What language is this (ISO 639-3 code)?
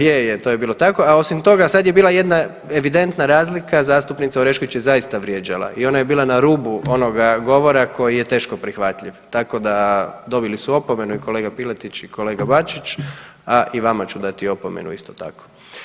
hrv